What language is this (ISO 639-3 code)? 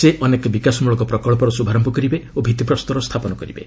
ori